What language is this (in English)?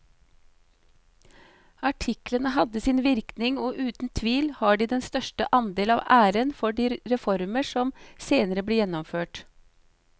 Norwegian